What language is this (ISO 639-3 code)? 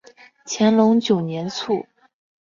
zho